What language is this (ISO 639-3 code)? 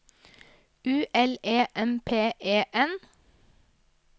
nor